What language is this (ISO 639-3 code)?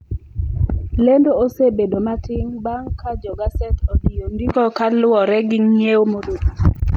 luo